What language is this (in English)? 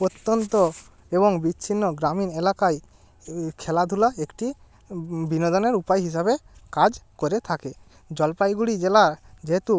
Bangla